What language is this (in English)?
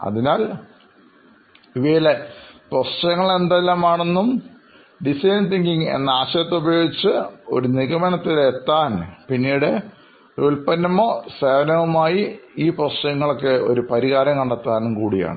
Malayalam